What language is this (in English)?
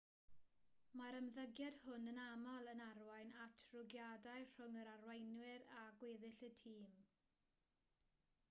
Welsh